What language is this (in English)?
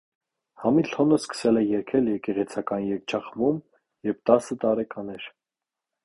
Armenian